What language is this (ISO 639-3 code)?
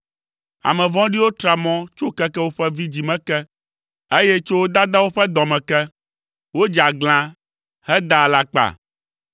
ewe